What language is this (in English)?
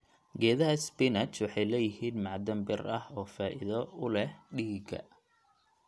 Somali